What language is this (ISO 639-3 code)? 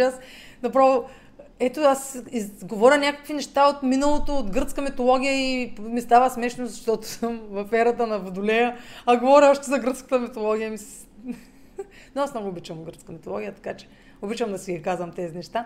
bul